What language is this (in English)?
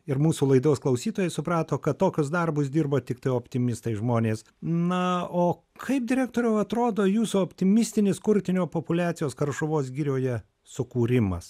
Lithuanian